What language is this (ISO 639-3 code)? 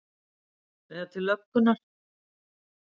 isl